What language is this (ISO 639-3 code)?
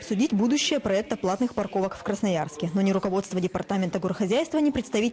rus